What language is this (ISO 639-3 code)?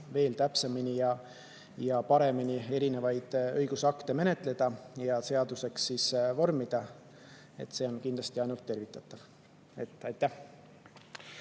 est